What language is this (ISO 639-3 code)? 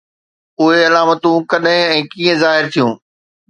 snd